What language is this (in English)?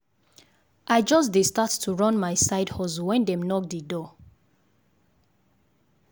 Nigerian Pidgin